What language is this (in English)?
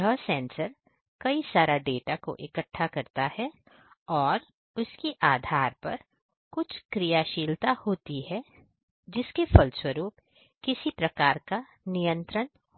Hindi